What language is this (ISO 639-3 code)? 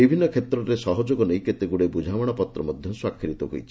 ori